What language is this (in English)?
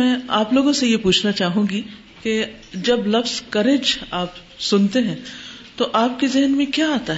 Urdu